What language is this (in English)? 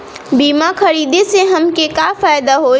Bhojpuri